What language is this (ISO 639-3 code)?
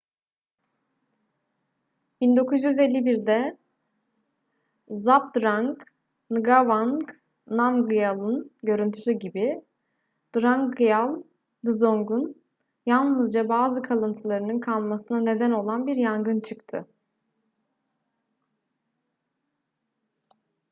tur